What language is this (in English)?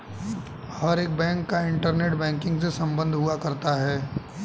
Hindi